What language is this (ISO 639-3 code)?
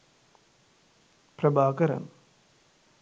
sin